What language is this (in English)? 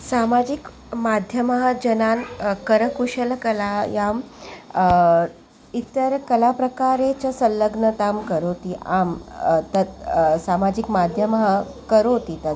Sanskrit